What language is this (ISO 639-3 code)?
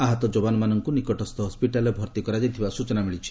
ori